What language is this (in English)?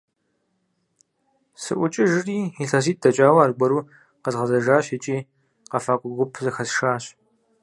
Kabardian